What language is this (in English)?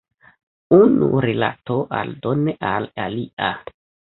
Esperanto